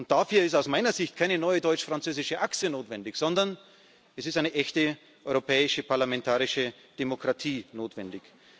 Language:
German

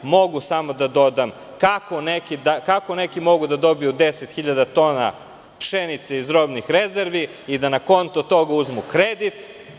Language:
Serbian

